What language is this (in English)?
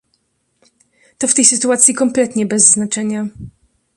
Polish